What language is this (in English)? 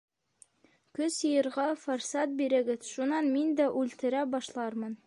Bashkir